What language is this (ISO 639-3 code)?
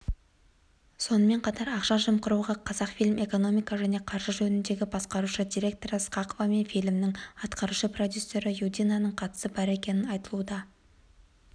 kaz